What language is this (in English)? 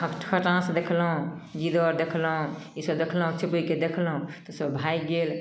Maithili